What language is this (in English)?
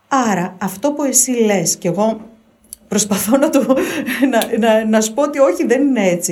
Greek